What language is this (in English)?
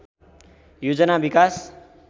Nepali